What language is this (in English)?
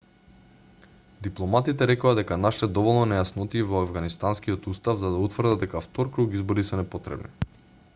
Macedonian